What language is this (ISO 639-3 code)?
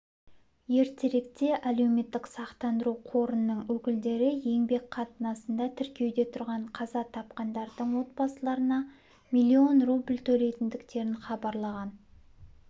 kaz